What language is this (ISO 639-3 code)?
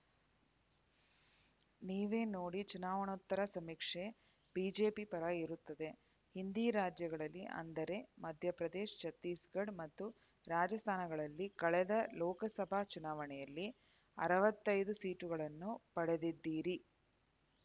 kan